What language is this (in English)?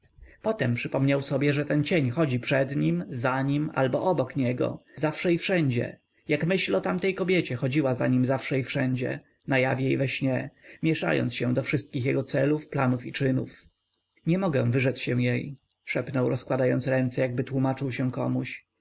Polish